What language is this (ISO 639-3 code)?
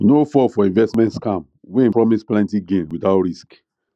pcm